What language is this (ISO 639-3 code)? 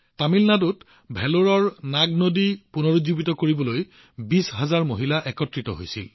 asm